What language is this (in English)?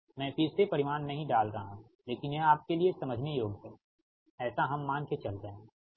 Hindi